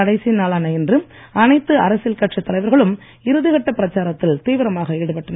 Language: Tamil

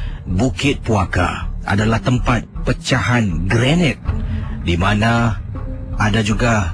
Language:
Malay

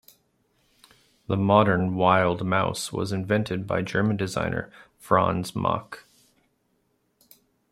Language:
English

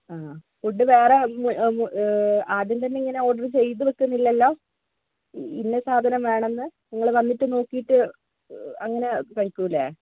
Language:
Malayalam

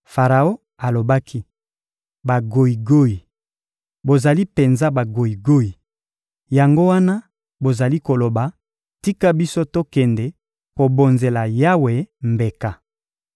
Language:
Lingala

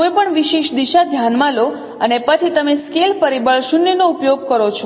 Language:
Gujarati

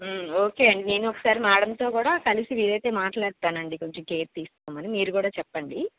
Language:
Telugu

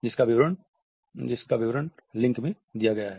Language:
Hindi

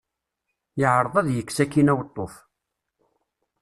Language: Kabyle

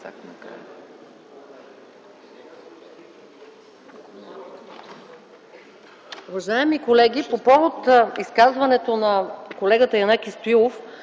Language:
Bulgarian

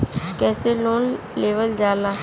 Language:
Bhojpuri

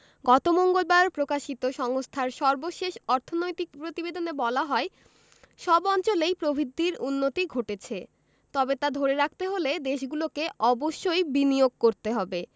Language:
Bangla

